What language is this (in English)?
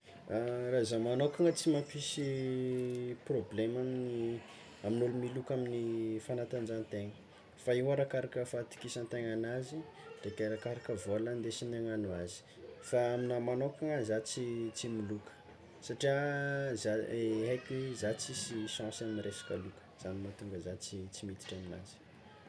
Tsimihety Malagasy